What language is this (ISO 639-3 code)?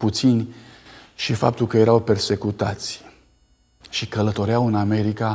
ron